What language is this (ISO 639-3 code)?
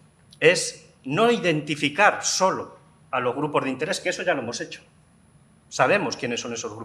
spa